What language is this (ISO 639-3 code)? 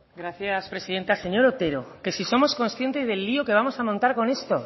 spa